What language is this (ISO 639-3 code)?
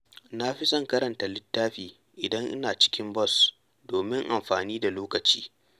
hau